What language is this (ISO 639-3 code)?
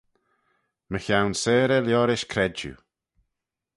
glv